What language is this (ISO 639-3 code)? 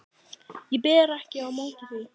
isl